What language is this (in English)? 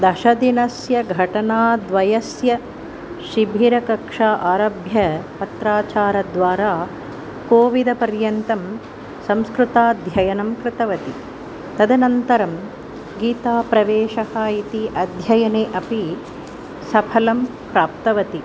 Sanskrit